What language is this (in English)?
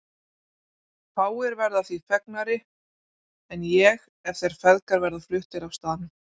Icelandic